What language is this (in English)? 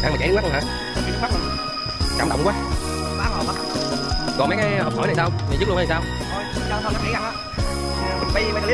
Vietnamese